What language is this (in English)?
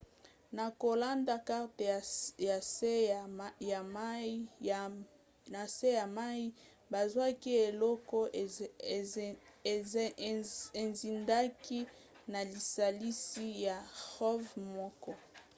Lingala